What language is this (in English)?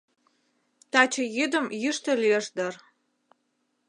Mari